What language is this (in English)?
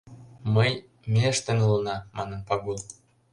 Mari